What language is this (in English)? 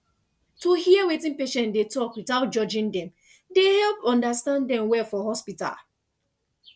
Nigerian Pidgin